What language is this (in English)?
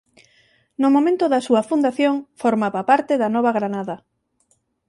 Galician